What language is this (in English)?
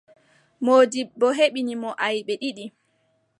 Adamawa Fulfulde